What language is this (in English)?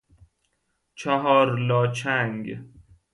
Persian